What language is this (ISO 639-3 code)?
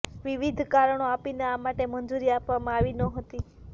guj